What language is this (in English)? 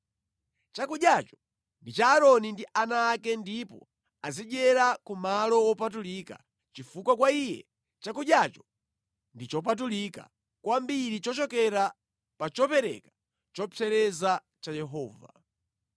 Nyanja